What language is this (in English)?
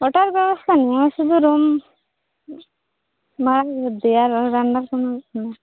Bangla